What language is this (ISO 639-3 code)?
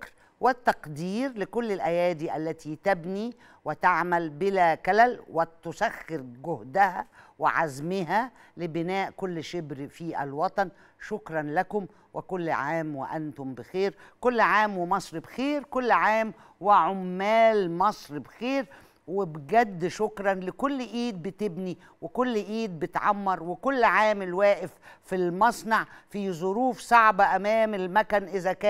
ara